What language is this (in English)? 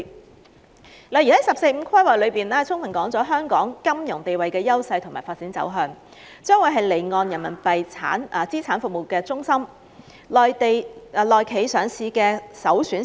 Cantonese